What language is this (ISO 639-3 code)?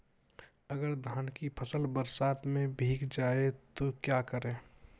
hin